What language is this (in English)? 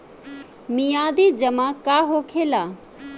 Bhojpuri